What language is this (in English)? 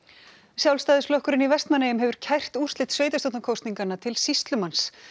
Icelandic